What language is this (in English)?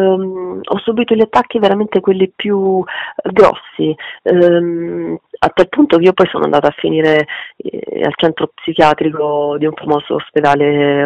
Italian